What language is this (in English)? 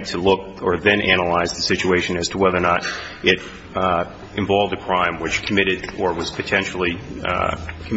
English